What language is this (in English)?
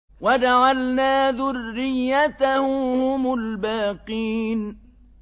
Arabic